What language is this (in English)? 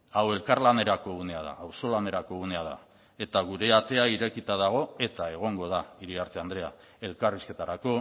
Basque